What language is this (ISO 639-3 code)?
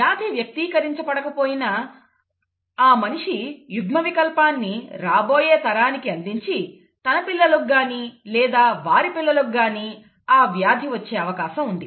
tel